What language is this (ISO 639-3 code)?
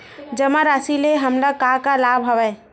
hne